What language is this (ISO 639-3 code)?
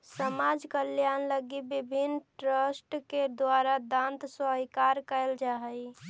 mag